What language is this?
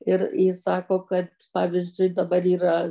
Lithuanian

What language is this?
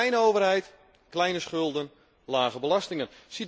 Dutch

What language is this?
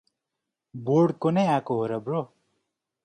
Nepali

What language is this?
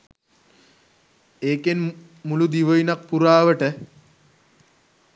Sinhala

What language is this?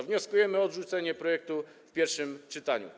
Polish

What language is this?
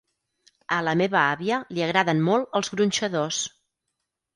Catalan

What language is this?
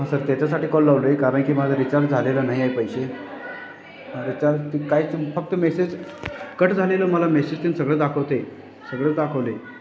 Marathi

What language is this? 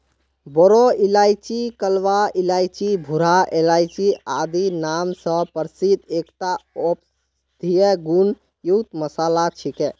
Magahi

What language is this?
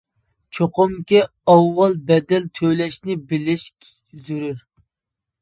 Uyghur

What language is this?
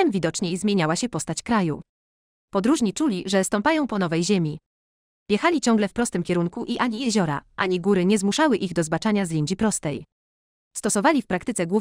Polish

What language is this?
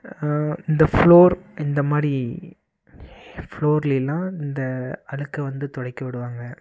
Tamil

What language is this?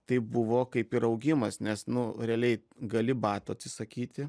Lithuanian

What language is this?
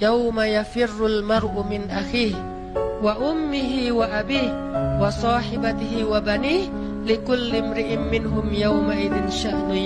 Indonesian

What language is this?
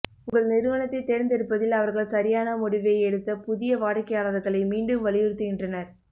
Tamil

